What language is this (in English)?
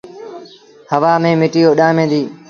Sindhi Bhil